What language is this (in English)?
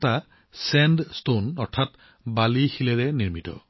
Assamese